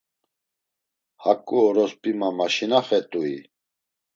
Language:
Laz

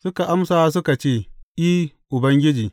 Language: Hausa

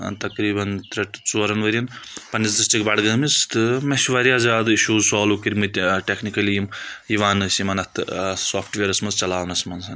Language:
Kashmiri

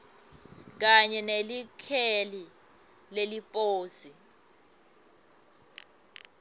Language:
Swati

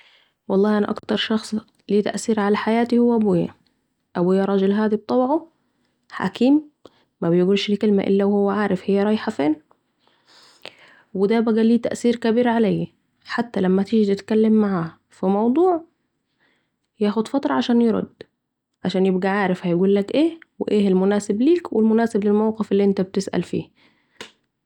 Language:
Saidi Arabic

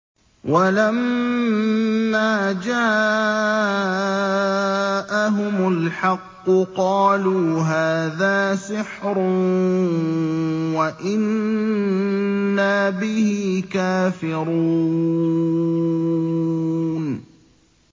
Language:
Arabic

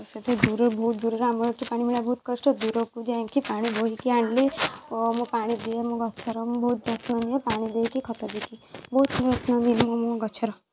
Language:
Odia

